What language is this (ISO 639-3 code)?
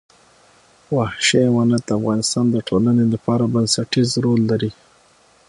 pus